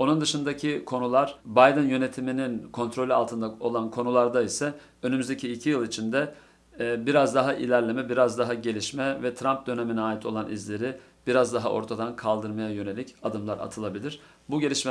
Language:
Turkish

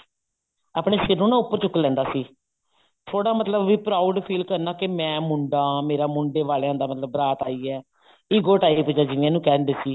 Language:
Punjabi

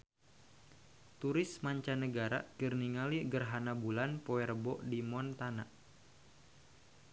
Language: Sundanese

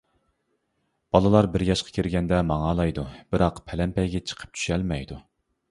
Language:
Uyghur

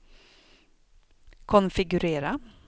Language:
Swedish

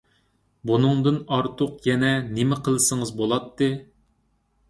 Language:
Uyghur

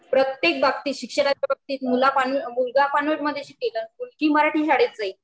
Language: Marathi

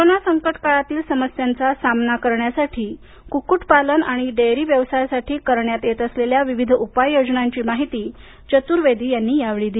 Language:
Marathi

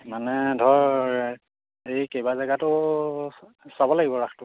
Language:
Assamese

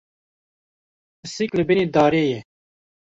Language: Kurdish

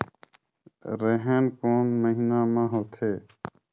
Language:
Chhattisgarhi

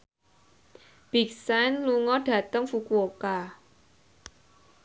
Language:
Javanese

